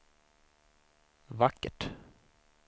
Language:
Swedish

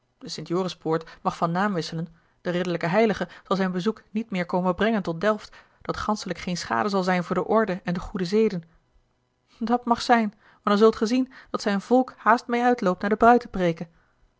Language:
Dutch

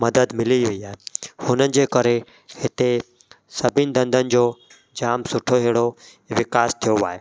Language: Sindhi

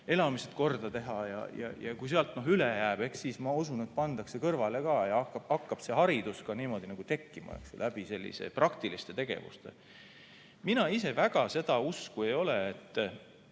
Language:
Estonian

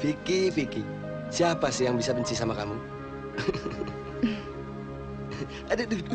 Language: Indonesian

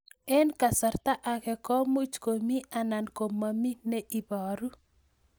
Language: Kalenjin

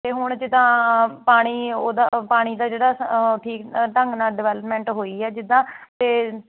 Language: Punjabi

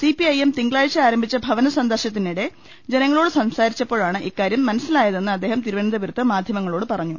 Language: Malayalam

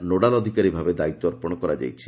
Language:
Odia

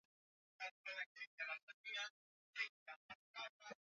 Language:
Swahili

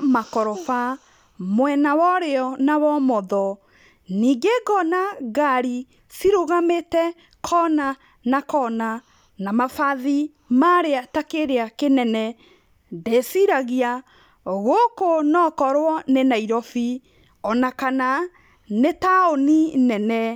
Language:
Kikuyu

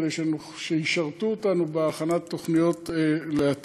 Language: Hebrew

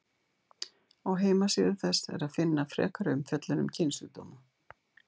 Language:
Icelandic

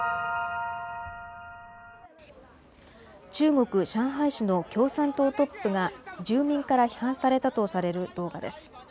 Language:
Japanese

